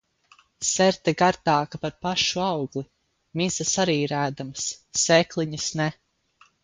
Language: Latvian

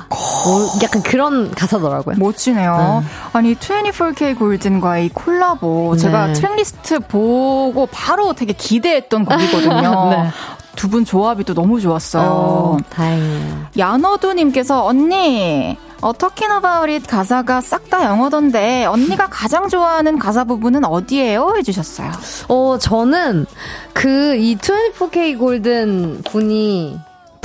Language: Korean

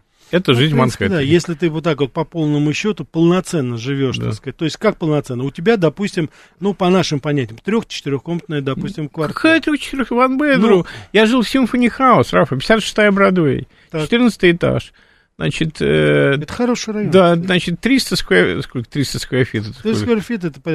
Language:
Russian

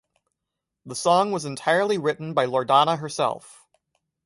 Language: English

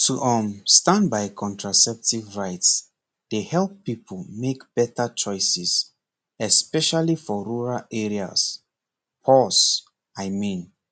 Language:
Nigerian Pidgin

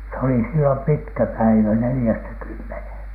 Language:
Finnish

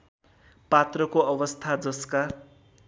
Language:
Nepali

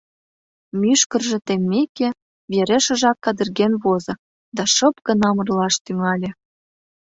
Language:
Mari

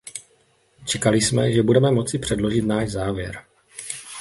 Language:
Czech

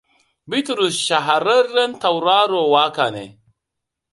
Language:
Hausa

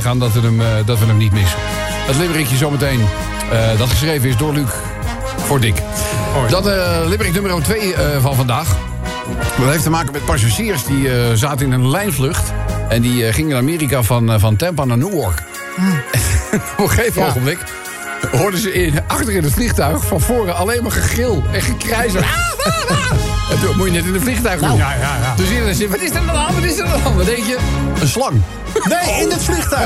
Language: Dutch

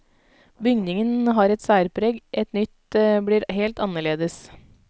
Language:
Norwegian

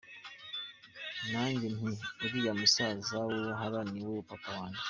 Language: Kinyarwanda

